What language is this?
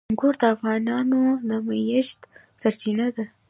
Pashto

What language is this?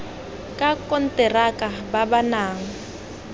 Tswana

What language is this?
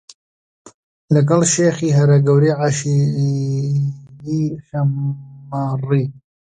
Central Kurdish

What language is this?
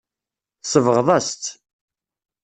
Kabyle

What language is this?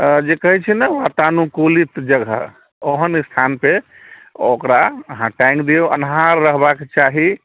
Maithili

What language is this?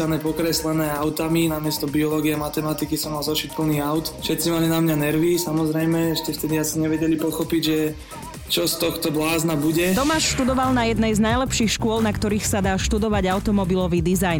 Slovak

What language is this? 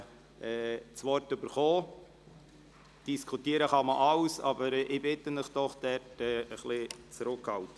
Swiss German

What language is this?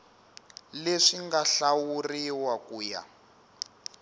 Tsonga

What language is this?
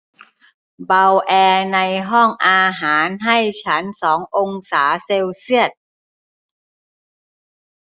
Thai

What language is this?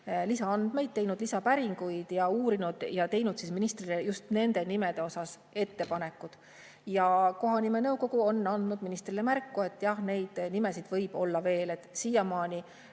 Estonian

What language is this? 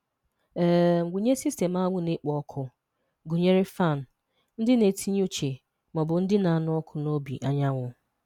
Igbo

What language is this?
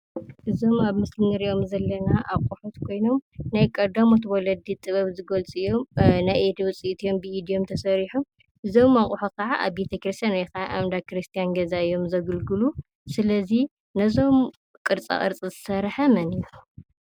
Tigrinya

